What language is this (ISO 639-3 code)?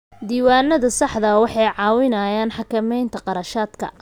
som